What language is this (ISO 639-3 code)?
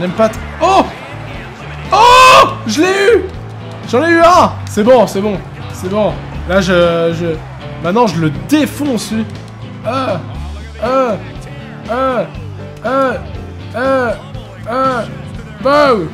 fra